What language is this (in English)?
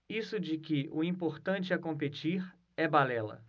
Portuguese